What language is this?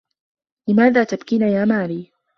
Arabic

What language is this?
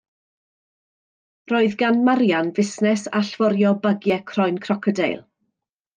Welsh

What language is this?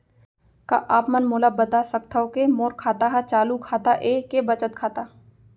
Chhattisgarhi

